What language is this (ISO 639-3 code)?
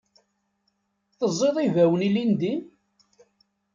kab